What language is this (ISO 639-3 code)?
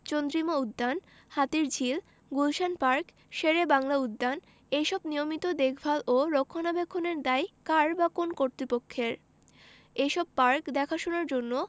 ben